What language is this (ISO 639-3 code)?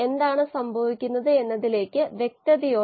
mal